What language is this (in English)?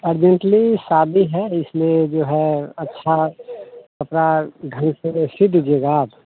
Hindi